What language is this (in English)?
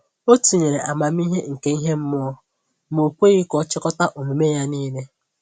Igbo